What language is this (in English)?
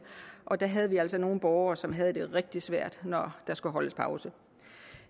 Danish